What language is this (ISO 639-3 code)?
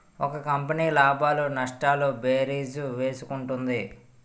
tel